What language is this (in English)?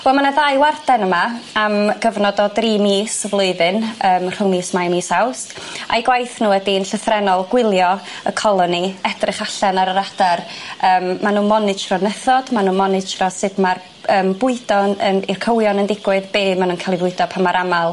Welsh